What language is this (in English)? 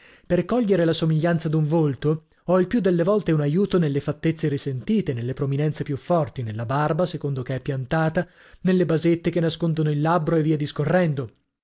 Italian